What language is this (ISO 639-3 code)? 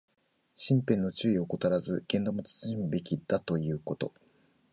jpn